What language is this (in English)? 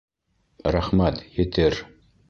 Bashkir